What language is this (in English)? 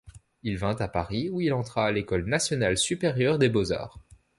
French